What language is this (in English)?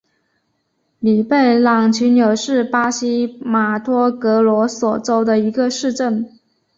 Chinese